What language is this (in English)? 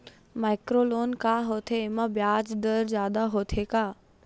Chhattisgarhi